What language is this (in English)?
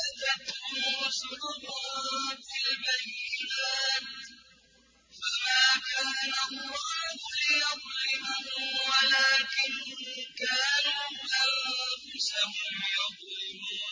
Arabic